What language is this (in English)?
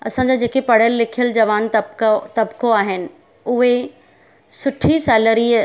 Sindhi